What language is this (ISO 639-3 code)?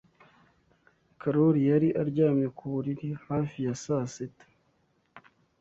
kin